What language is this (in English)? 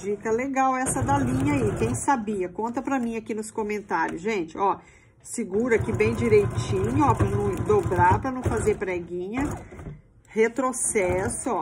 Portuguese